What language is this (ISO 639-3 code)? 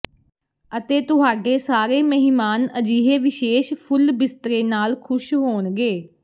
pan